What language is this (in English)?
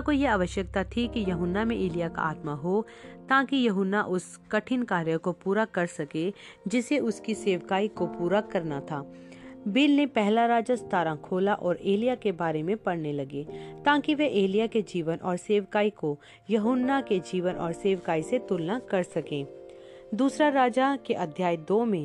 Hindi